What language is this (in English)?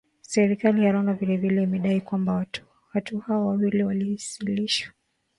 Swahili